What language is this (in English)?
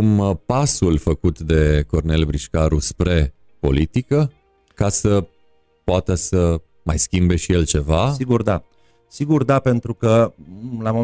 Romanian